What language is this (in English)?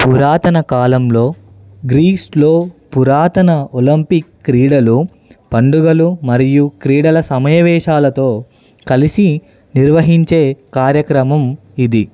Telugu